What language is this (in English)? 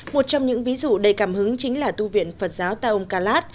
Vietnamese